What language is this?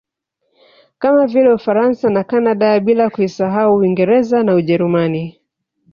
Swahili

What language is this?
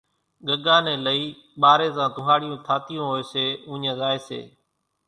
Kachi Koli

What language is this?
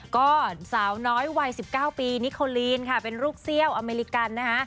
Thai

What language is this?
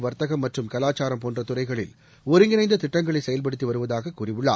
Tamil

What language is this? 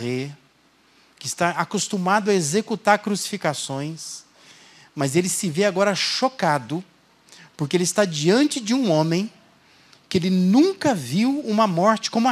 Portuguese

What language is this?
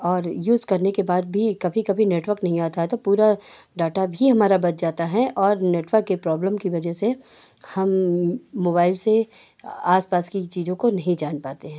Hindi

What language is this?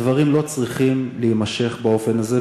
Hebrew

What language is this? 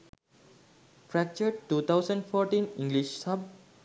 Sinhala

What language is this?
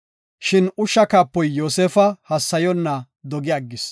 Gofa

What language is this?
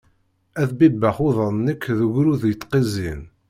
Kabyle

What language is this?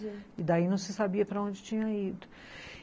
Portuguese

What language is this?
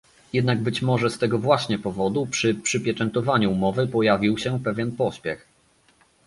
Polish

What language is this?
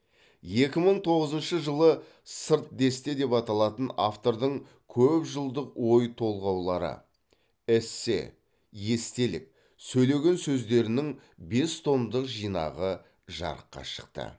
Kazakh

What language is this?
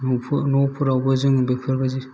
Bodo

